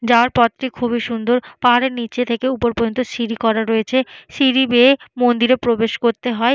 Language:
Bangla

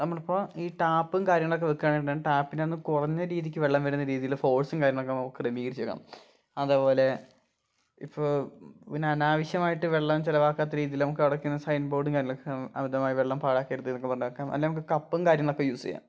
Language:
Malayalam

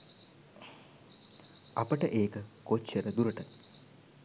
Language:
Sinhala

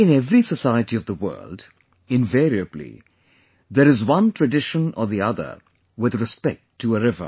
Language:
English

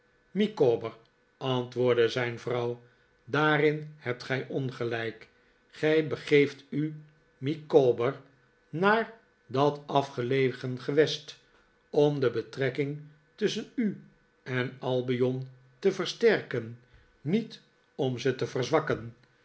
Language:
Dutch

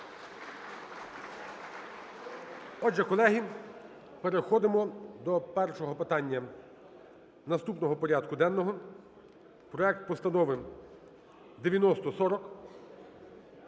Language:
Ukrainian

